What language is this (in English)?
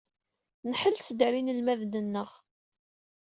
Kabyle